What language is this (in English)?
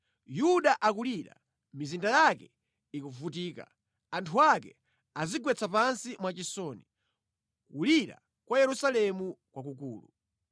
Nyanja